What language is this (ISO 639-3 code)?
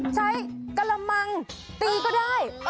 tha